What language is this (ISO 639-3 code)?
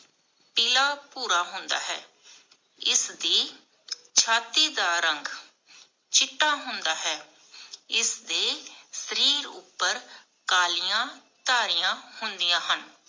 pan